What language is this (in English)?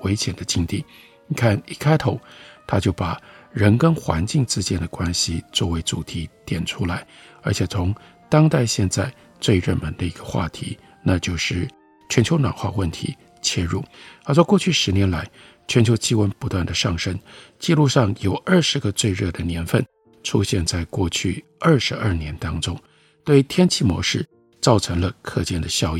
Chinese